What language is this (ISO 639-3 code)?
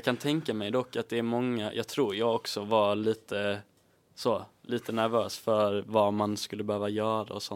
swe